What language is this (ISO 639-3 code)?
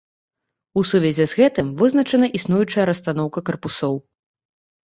bel